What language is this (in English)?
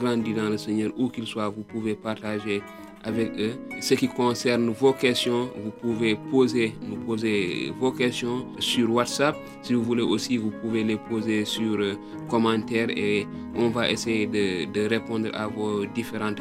French